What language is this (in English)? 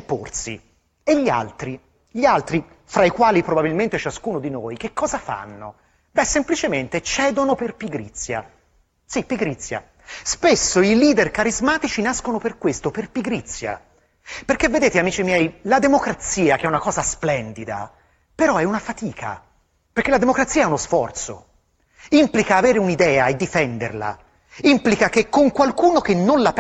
Italian